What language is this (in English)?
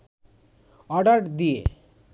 Bangla